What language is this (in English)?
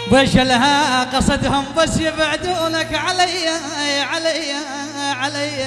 Arabic